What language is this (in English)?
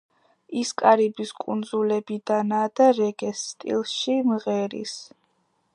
Georgian